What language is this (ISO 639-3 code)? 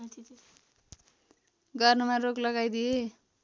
nep